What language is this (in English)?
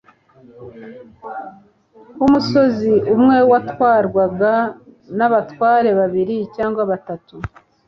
Kinyarwanda